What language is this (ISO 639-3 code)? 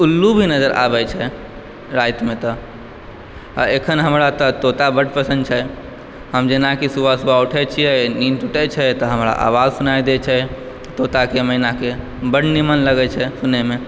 mai